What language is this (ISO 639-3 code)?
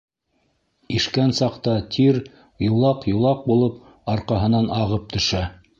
bak